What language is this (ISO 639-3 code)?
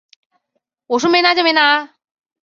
zho